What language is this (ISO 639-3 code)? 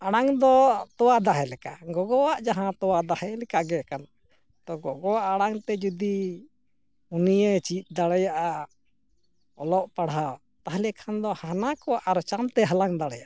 sat